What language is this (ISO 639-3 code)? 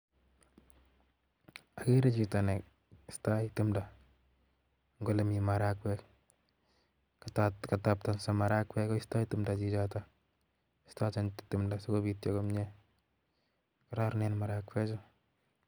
kln